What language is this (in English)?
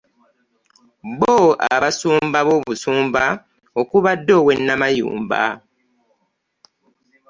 Ganda